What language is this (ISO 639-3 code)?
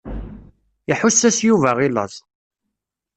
kab